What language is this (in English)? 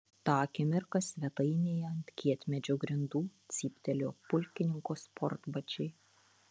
Lithuanian